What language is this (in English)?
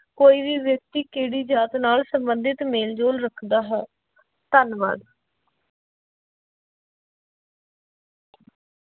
Punjabi